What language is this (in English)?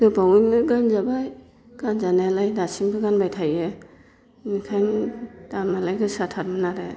Bodo